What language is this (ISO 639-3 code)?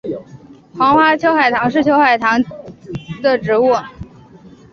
zho